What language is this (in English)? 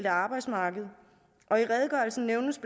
Danish